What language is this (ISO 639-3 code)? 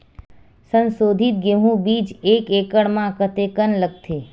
hne